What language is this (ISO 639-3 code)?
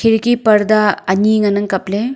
nnp